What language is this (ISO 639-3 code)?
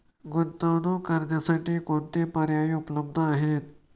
mar